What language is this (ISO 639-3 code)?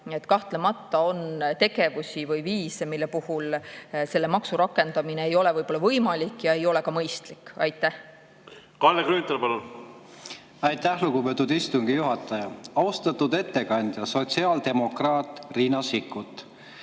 est